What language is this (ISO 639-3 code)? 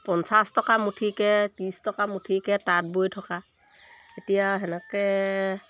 asm